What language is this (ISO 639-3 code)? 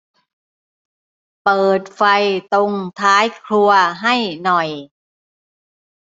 tha